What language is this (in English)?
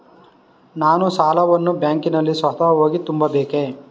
Kannada